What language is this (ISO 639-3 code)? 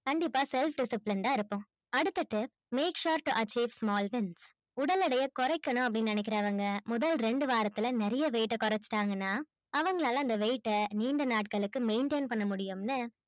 tam